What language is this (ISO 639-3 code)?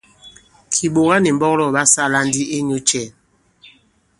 abb